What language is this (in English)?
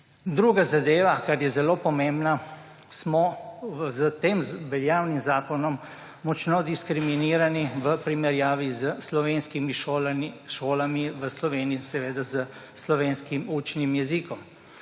Slovenian